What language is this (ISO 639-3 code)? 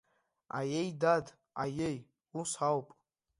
abk